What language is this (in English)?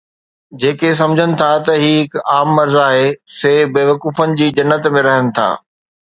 Sindhi